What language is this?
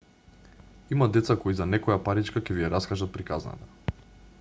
Macedonian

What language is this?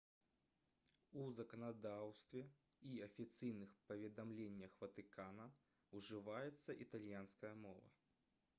Belarusian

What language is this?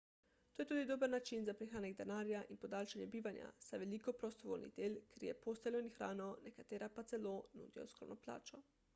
Slovenian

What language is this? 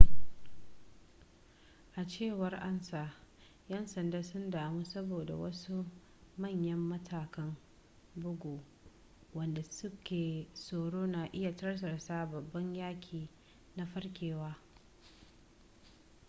Hausa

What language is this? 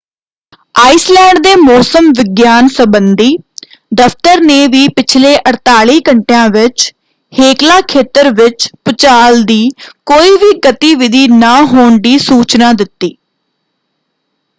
Punjabi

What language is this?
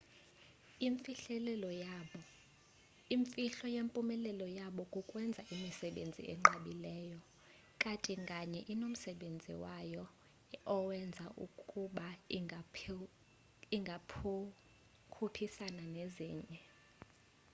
Xhosa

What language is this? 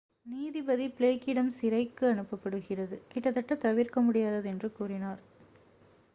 Tamil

